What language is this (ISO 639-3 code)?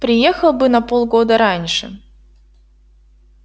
rus